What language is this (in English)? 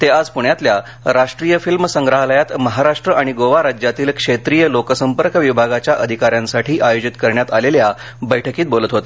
Marathi